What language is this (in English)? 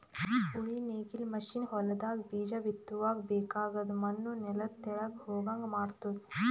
Kannada